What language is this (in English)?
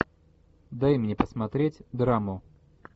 Russian